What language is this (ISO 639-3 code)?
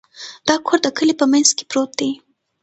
pus